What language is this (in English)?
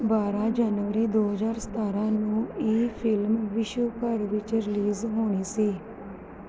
Punjabi